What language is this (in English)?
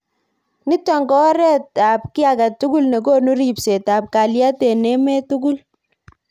Kalenjin